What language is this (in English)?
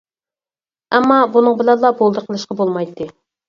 Uyghur